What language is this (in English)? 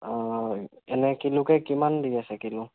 Assamese